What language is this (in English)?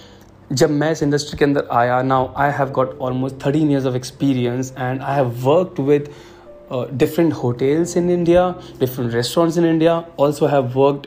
Hindi